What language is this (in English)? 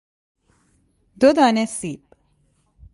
Persian